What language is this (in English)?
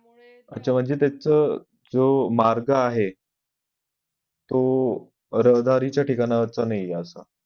Marathi